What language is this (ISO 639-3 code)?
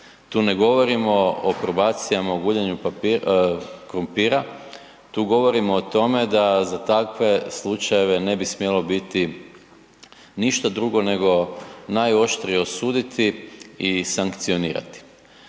hrv